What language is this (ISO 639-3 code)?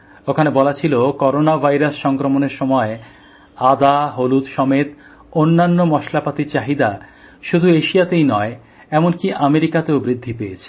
ben